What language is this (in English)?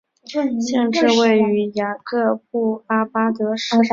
Chinese